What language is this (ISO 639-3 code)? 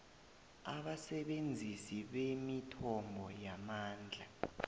nbl